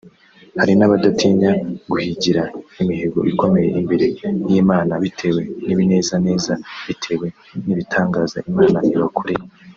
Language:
Kinyarwanda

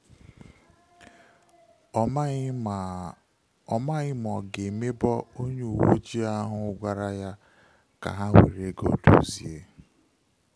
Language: Igbo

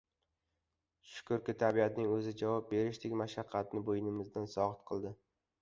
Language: Uzbek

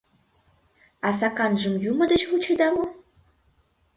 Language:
Mari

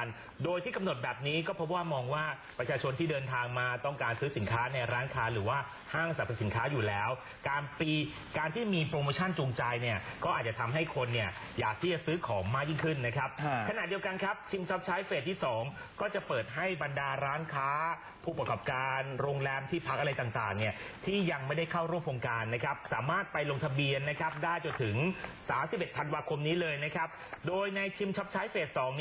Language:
Thai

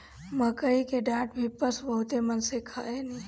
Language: Bhojpuri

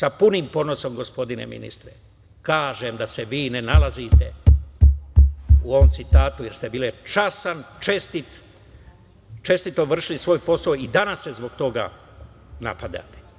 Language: Serbian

